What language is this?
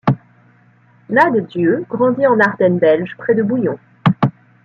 French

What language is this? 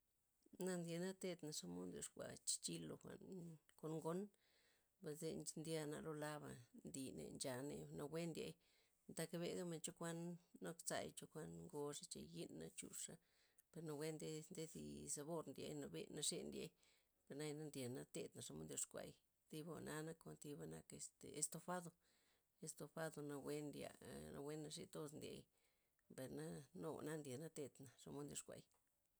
Loxicha Zapotec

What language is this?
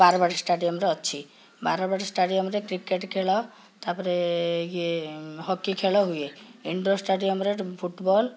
Odia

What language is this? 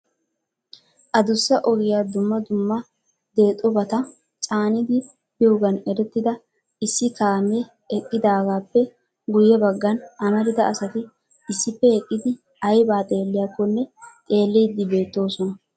Wolaytta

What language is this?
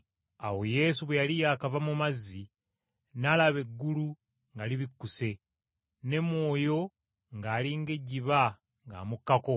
Ganda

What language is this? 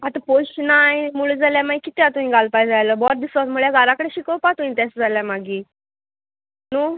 Konkani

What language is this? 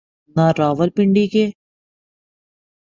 Urdu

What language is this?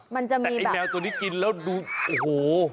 Thai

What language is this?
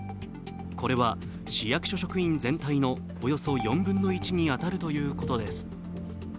Japanese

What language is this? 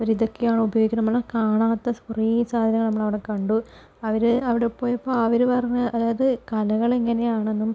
Malayalam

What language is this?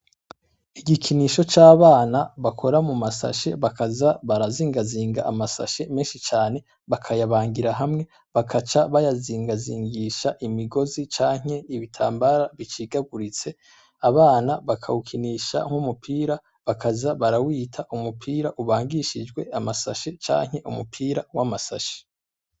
Rundi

